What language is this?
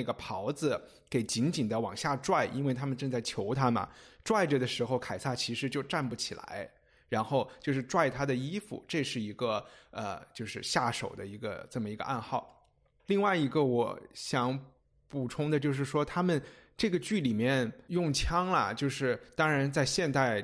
Chinese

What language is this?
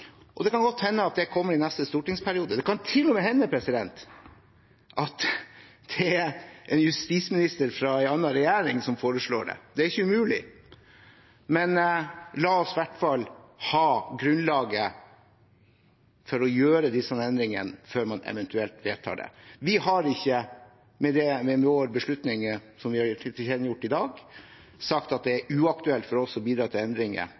Norwegian Bokmål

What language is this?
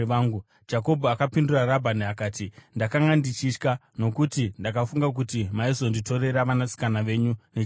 Shona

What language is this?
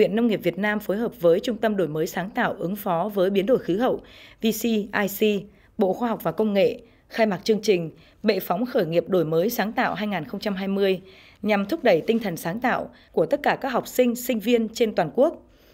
Vietnamese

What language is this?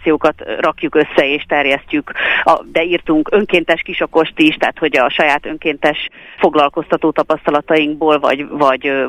Hungarian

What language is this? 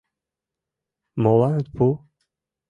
Mari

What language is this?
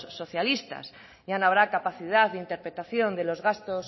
Spanish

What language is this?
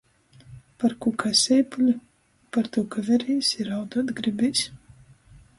Latgalian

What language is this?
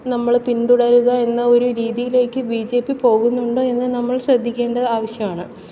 Malayalam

